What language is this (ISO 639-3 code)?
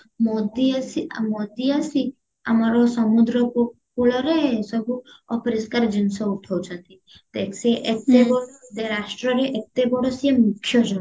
ori